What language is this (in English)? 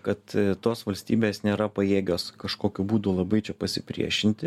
Lithuanian